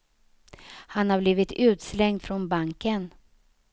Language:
Swedish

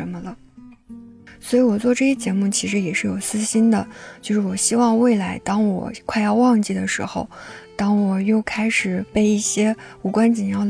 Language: Chinese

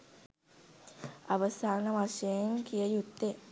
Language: Sinhala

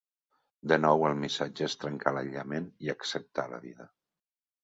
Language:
Catalan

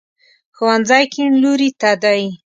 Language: Pashto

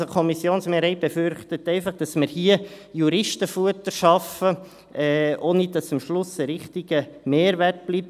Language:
Swiss German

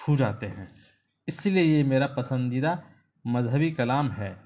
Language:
Urdu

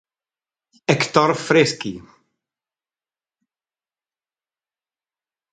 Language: Italian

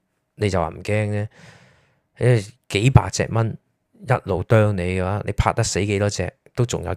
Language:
Chinese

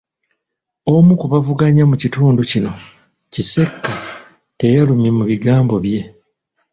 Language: Ganda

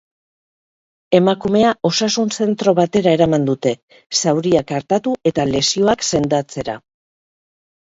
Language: Basque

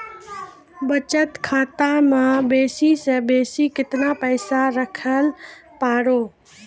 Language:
Maithili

